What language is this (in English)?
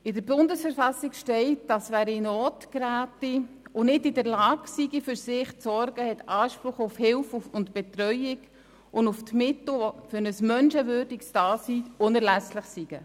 Swiss German